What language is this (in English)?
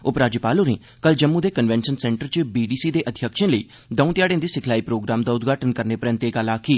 Dogri